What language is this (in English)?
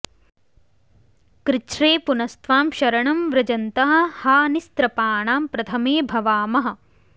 Sanskrit